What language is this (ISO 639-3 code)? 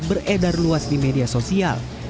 ind